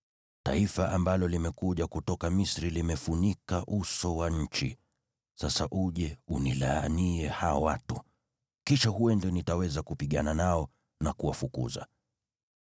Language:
Swahili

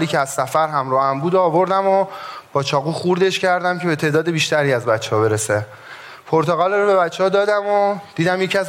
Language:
Persian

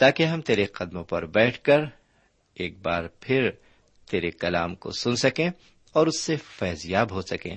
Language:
Urdu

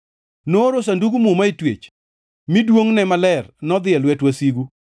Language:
Luo (Kenya and Tanzania)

